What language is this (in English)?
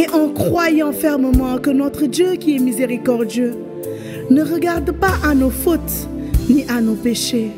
French